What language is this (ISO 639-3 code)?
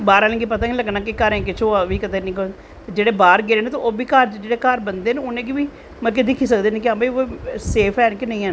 doi